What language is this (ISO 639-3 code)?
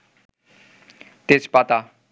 ben